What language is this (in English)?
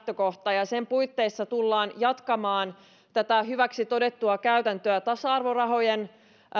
Finnish